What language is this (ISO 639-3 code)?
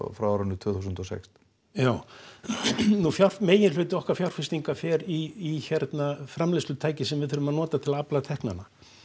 isl